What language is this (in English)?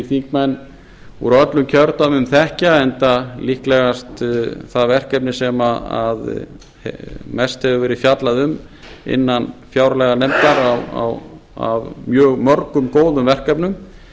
Icelandic